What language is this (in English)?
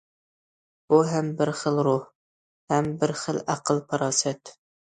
Uyghur